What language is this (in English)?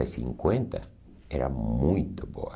Portuguese